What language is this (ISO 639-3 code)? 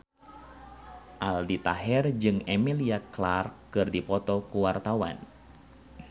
sun